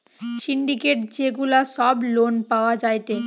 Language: Bangla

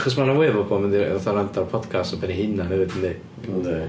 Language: Welsh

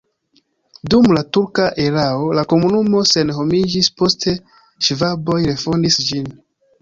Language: Esperanto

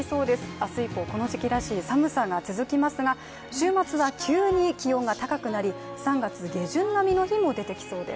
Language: Japanese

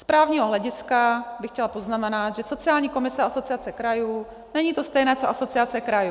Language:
Czech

